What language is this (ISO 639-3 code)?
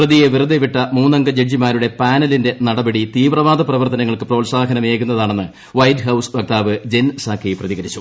mal